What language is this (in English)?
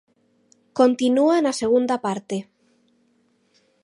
Galician